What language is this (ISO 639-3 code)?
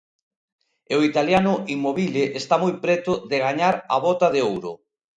glg